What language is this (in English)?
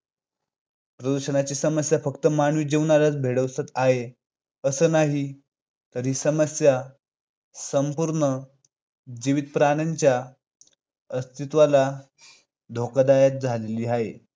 Marathi